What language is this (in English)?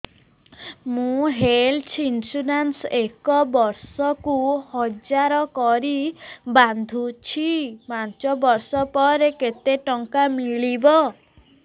Odia